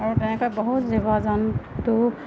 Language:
Assamese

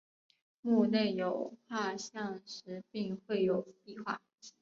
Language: Chinese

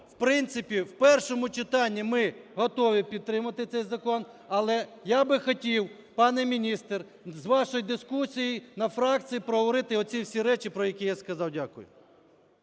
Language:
Ukrainian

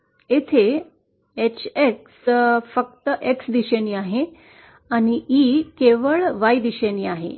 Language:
Marathi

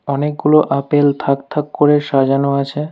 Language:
Bangla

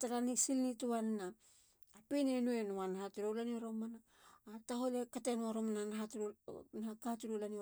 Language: Halia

